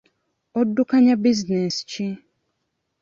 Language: Ganda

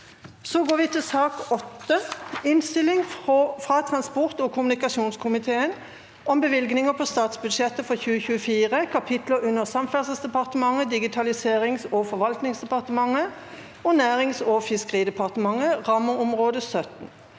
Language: Norwegian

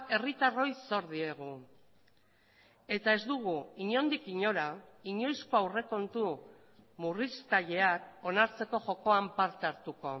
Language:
Basque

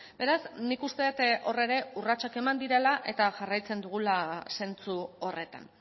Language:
Basque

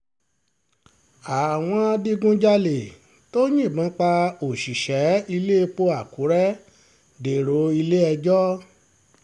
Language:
Yoruba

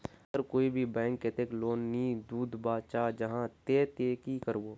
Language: Magahi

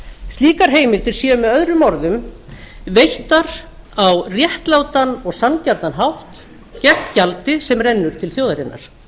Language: Icelandic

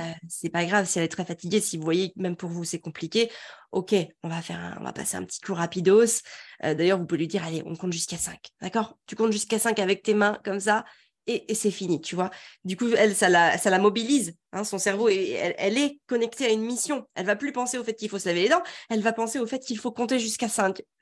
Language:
French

